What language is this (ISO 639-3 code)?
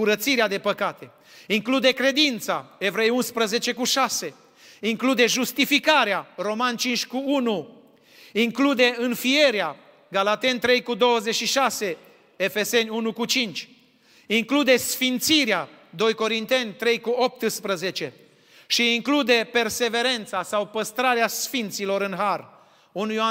ron